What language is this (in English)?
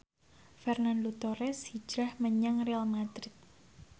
Javanese